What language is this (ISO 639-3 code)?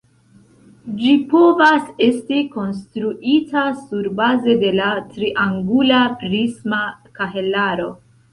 epo